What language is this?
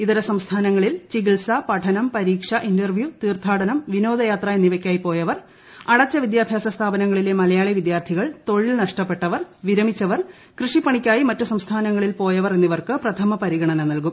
Malayalam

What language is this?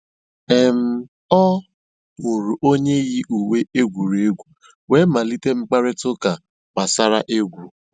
Igbo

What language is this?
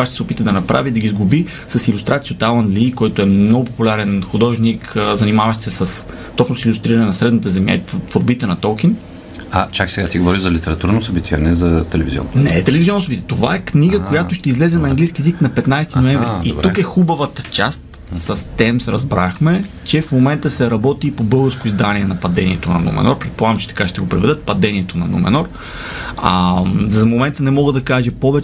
Bulgarian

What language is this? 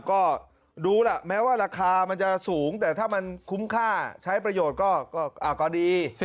Thai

